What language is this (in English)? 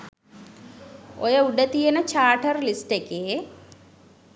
Sinhala